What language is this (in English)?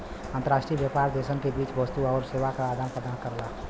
Bhojpuri